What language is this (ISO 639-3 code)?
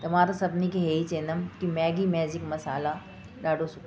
snd